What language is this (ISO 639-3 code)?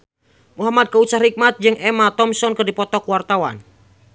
sun